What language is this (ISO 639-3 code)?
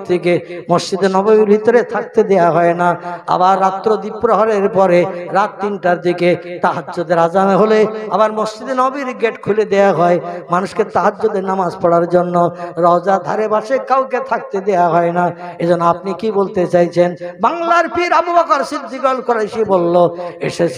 ind